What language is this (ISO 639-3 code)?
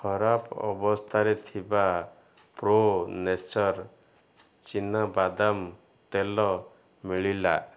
ori